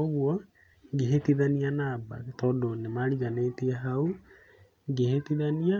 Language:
Kikuyu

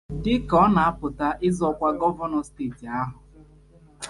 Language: Igbo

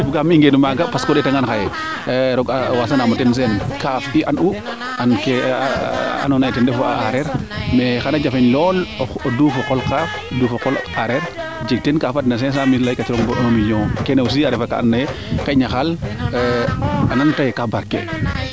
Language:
Serer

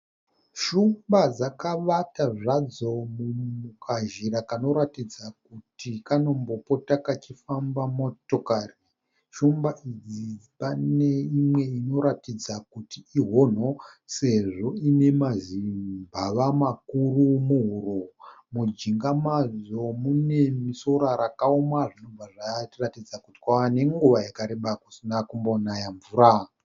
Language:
Shona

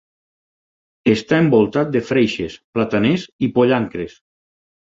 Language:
Catalan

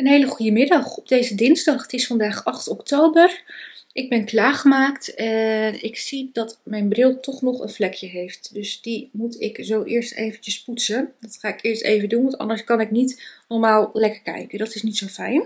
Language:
Dutch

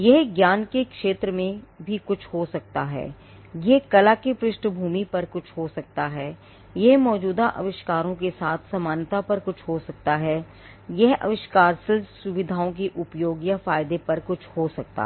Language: Hindi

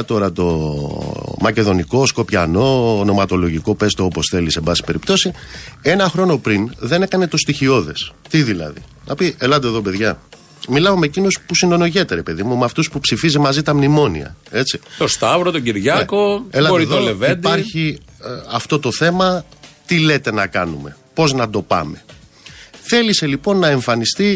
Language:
Greek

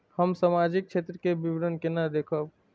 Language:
Maithili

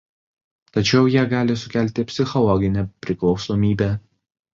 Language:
Lithuanian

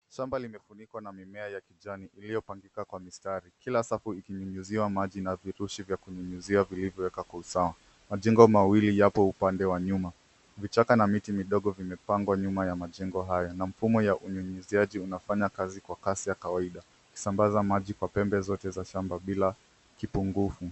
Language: Swahili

